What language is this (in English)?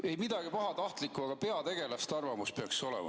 Estonian